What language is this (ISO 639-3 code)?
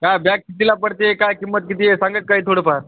mar